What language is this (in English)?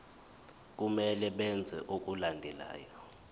Zulu